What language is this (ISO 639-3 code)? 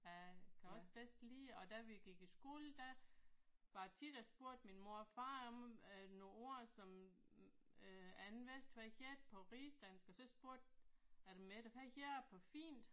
dan